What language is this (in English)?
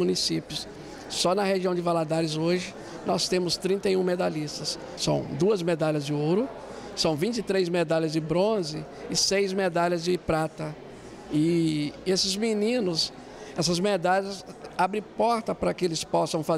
Portuguese